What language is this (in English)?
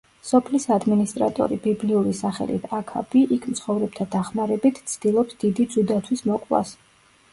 Georgian